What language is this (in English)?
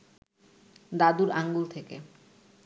Bangla